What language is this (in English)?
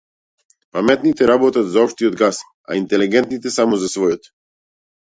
Macedonian